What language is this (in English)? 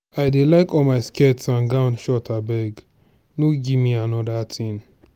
Nigerian Pidgin